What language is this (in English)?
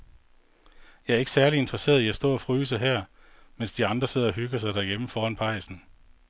Danish